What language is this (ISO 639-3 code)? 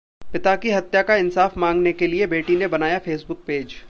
hin